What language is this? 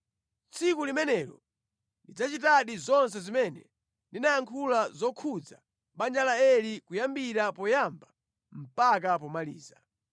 Nyanja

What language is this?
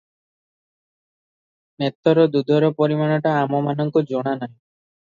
Odia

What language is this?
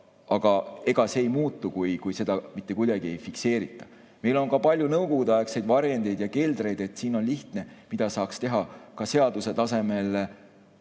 Estonian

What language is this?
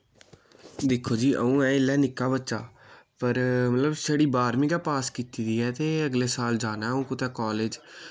Dogri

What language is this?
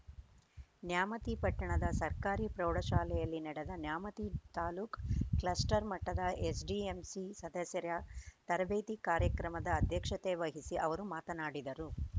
Kannada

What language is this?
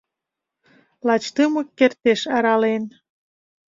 Mari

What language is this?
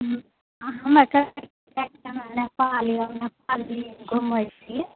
Maithili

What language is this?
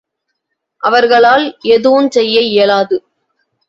Tamil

